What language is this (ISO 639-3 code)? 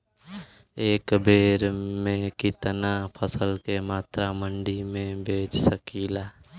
bho